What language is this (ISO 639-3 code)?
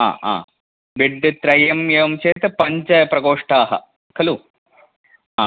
san